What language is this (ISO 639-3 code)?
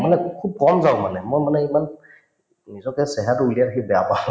asm